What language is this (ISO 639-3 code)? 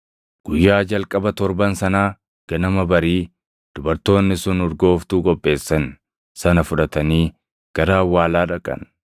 orm